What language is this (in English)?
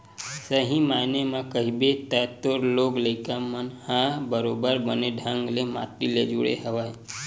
Chhattisgarhi